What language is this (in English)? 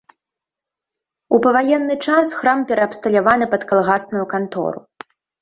Belarusian